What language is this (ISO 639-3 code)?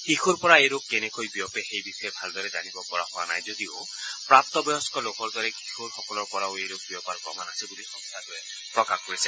asm